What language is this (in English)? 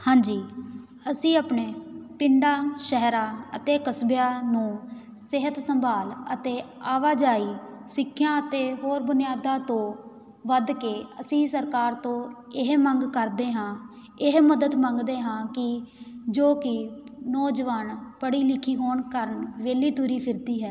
Punjabi